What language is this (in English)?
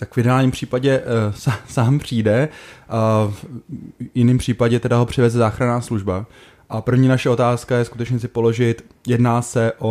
Czech